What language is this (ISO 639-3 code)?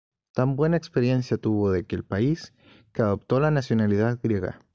spa